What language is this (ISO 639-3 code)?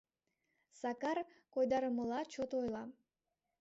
chm